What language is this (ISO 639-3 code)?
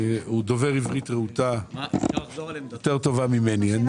heb